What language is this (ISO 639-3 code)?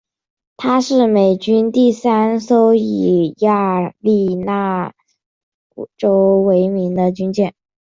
zho